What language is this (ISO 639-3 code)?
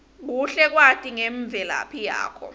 ssw